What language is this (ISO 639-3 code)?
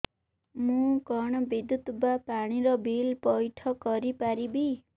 ori